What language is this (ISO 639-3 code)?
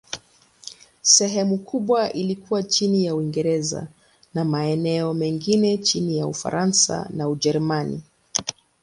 swa